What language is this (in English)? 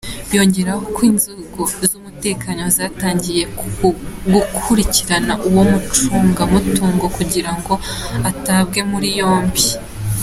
Kinyarwanda